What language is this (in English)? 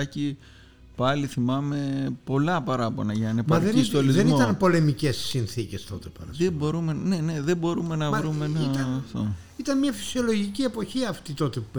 Greek